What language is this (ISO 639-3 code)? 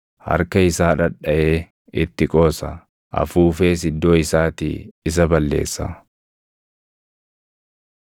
orm